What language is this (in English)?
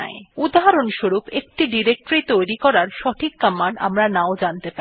Bangla